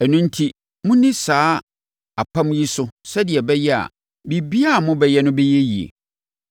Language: Akan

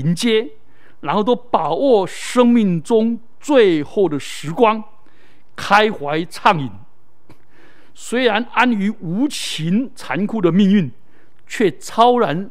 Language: Chinese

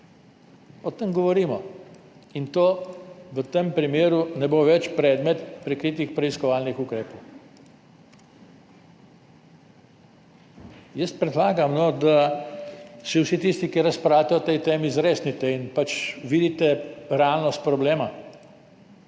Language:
Slovenian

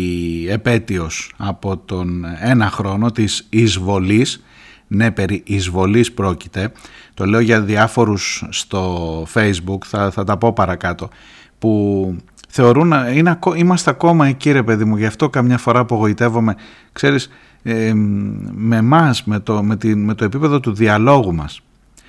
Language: Greek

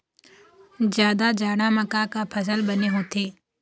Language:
Chhattisgarhi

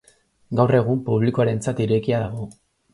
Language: Basque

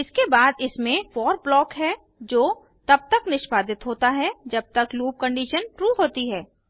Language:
Hindi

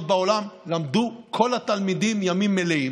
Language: Hebrew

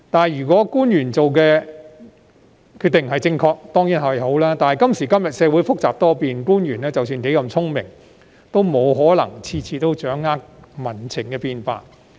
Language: Cantonese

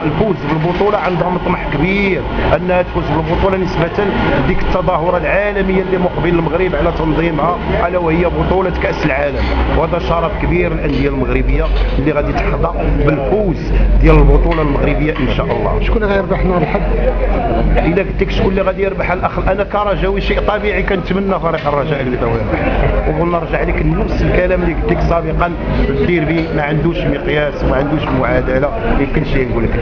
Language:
Arabic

